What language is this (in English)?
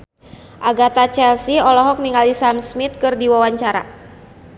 Sundanese